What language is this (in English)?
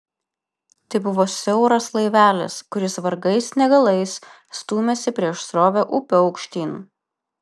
Lithuanian